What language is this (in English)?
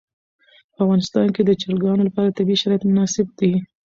Pashto